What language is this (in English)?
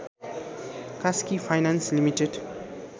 Nepali